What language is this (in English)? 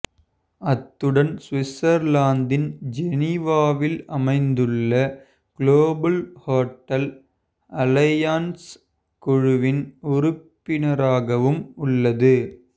Tamil